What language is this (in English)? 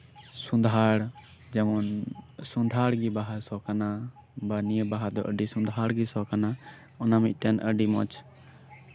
Santali